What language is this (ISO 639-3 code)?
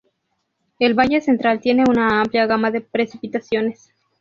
spa